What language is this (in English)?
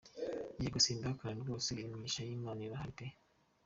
Kinyarwanda